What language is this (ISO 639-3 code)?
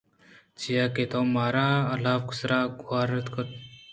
bgp